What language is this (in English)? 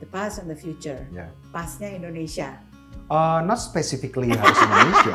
Indonesian